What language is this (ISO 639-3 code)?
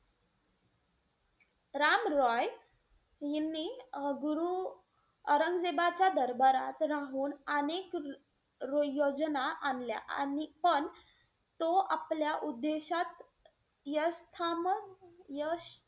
mar